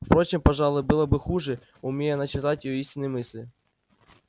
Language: Russian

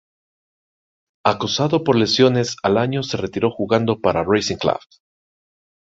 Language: Spanish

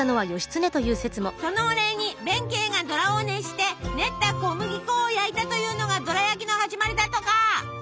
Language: Japanese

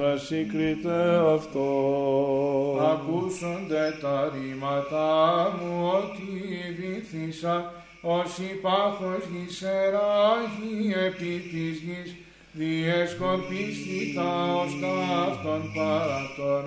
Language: Greek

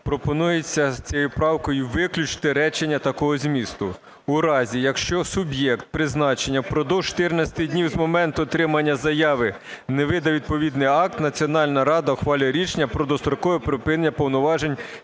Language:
Ukrainian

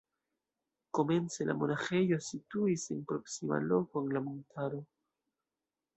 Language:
Esperanto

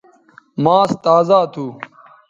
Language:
Bateri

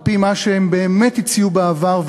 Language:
Hebrew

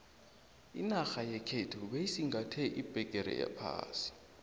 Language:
South Ndebele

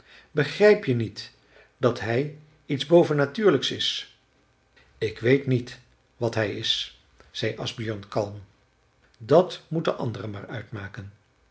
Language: Dutch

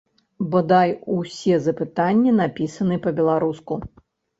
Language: Belarusian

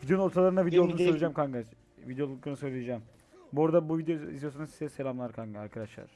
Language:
Turkish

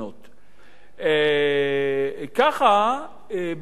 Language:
Hebrew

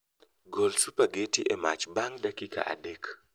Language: Luo (Kenya and Tanzania)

